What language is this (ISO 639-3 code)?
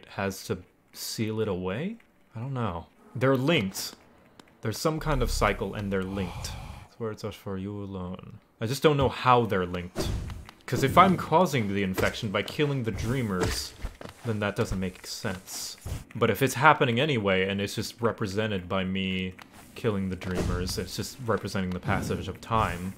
eng